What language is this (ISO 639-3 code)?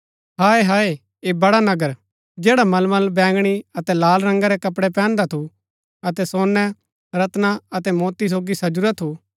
gbk